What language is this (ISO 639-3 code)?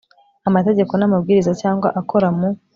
kin